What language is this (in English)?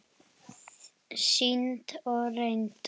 Icelandic